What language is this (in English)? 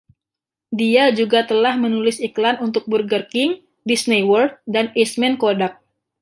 Indonesian